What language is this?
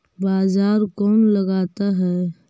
Magahi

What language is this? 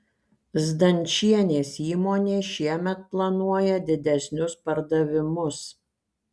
Lithuanian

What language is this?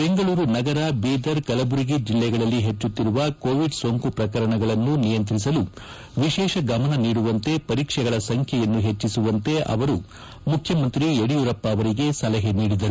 Kannada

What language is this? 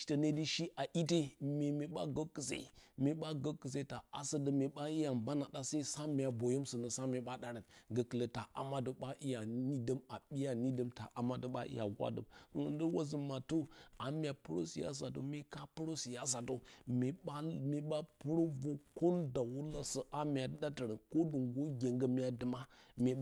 Bacama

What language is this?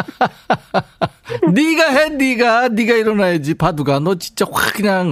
Korean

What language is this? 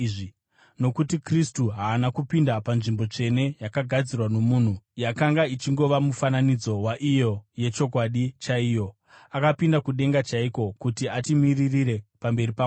Shona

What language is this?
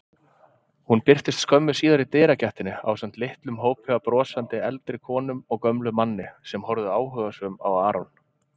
Icelandic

